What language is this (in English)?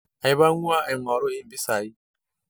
Masai